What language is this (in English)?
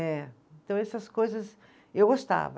Portuguese